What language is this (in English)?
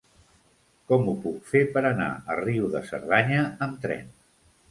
Catalan